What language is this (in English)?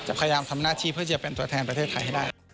Thai